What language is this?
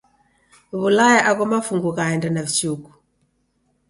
Taita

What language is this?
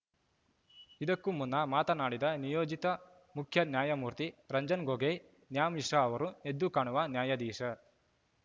Kannada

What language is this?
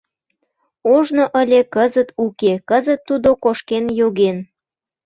Mari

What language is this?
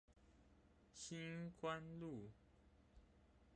Chinese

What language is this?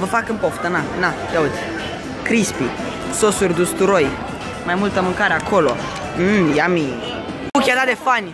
Romanian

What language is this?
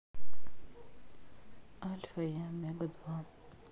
Russian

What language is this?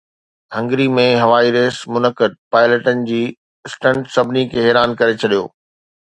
Sindhi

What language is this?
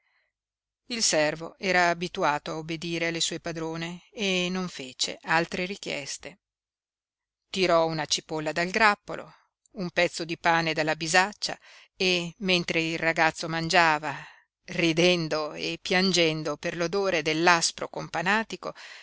Italian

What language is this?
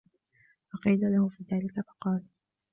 Arabic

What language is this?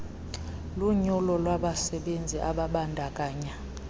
Xhosa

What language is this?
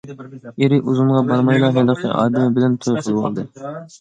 Uyghur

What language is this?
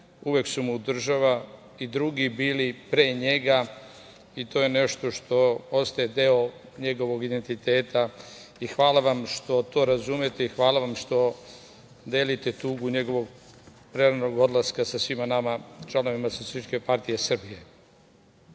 Serbian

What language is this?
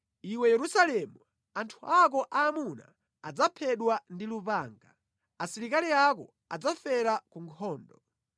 Nyanja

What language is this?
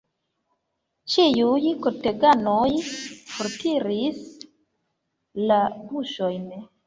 Esperanto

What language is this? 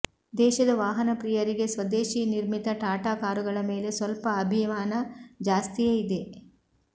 Kannada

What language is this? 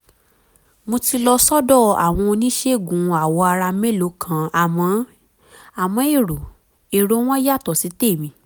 Yoruba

